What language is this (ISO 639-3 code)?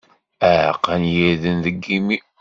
kab